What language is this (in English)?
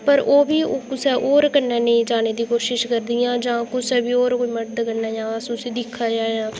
Dogri